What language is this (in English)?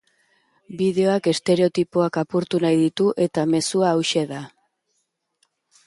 Basque